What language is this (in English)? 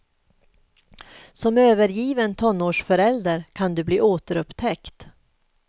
Swedish